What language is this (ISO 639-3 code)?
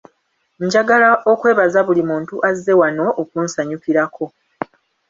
lug